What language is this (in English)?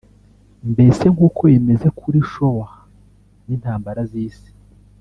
Kinyarwanda